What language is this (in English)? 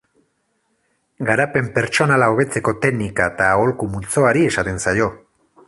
Basque